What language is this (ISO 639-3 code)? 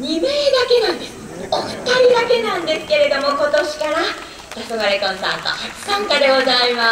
jpn